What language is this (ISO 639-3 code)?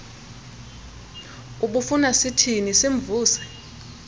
xho